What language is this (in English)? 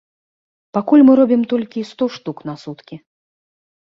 Belarusian